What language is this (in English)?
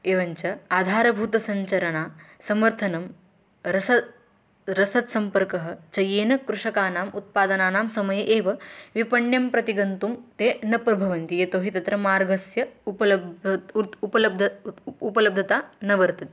Sanskrit